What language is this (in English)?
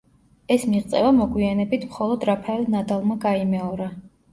Georgian